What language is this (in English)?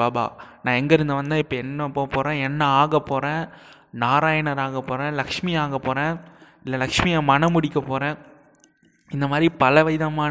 Tamil